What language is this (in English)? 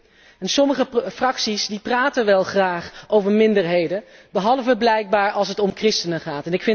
Dutch